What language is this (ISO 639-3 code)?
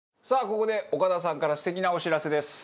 jpn